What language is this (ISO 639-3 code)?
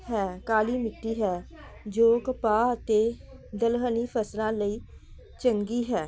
pan